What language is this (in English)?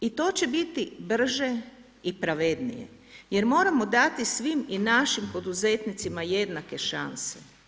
Croatian